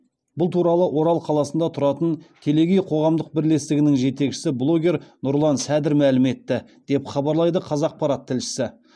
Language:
Kazakh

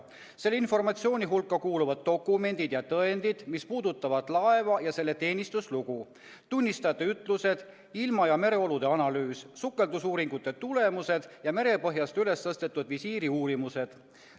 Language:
Estonian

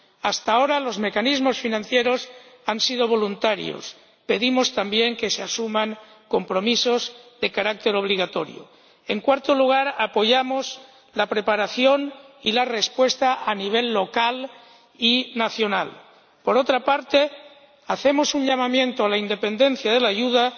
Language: Spanish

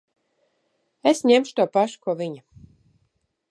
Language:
Latvian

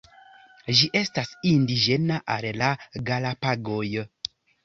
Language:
Esperanto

